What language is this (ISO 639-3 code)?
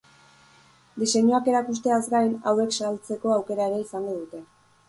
eus